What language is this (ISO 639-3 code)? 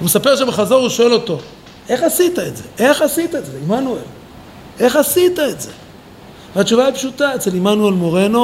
heb